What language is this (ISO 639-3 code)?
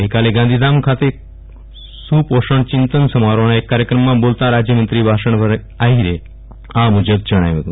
guj